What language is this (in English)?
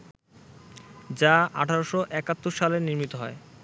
Bangla